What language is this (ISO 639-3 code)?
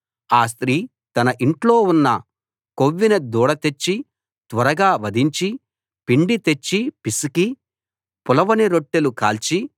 tel